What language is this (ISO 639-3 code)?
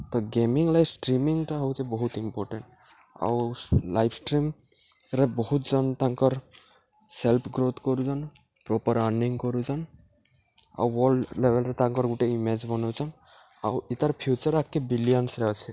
ori